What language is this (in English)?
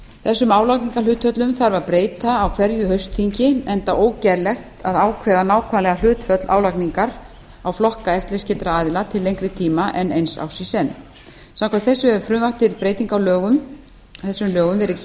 Icelandic